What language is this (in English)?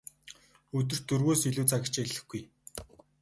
Mongolian